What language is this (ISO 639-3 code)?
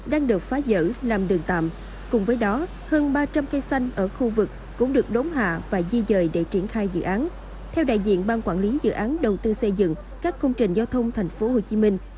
vie